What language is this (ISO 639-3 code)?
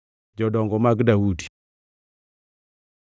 luo